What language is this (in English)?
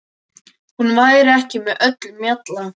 Icelandic